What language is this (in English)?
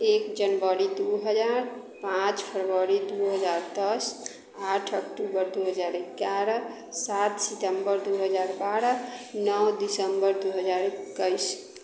Maithili